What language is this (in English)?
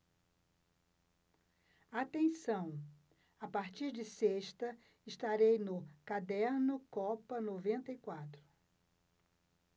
Portuguese